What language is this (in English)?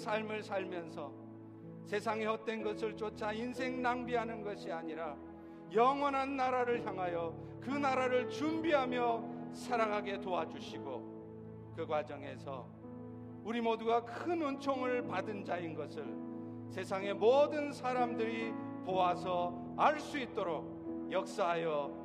Korean